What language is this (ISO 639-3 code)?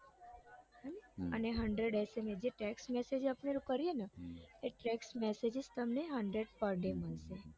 guj